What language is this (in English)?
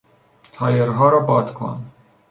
Persian